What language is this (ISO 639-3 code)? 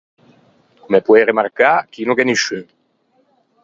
lij